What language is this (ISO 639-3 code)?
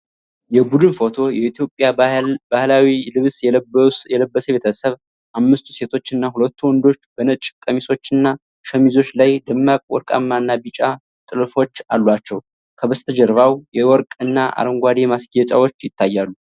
amh